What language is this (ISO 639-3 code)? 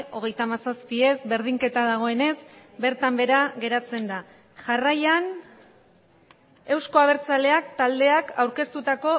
eus